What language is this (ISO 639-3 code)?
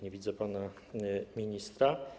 pol